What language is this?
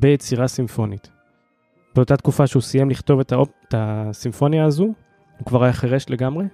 Hebrew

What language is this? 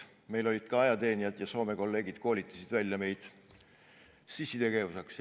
Estonian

